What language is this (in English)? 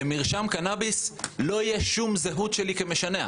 Hebrew